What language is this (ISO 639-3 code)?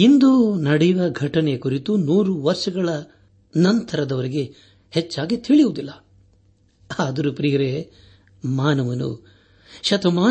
kan